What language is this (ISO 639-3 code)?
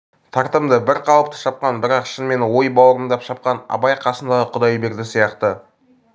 kaz